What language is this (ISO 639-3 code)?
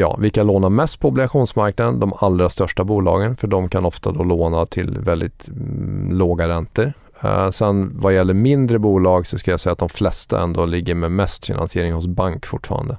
swe